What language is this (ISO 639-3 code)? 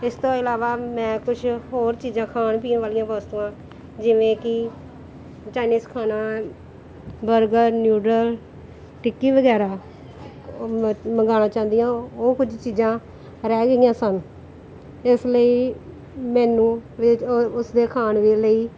pan